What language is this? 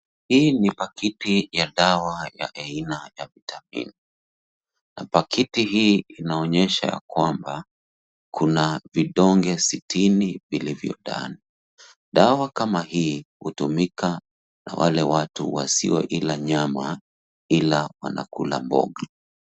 Swahili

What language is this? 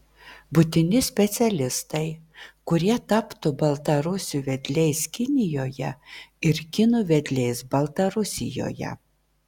Lithuanian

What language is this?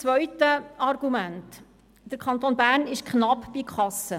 Swiss German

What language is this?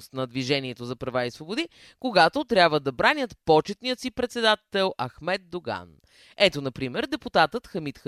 Bulgarian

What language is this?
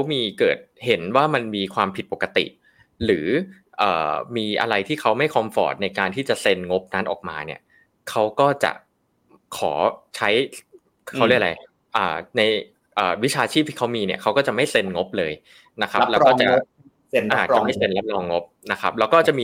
Thai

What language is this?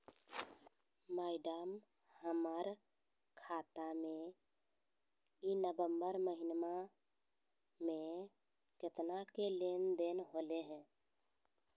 Magahi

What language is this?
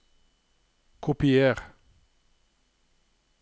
Norwegian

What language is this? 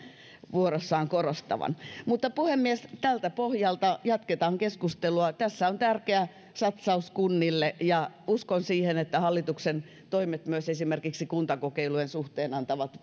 Finnish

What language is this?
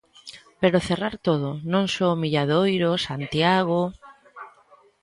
Galician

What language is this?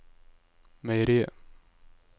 Norwegian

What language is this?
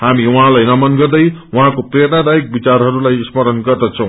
Nepali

